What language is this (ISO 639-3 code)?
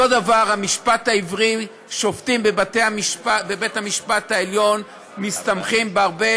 heb